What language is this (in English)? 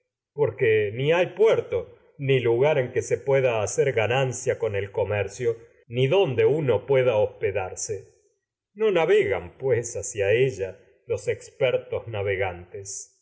Spanish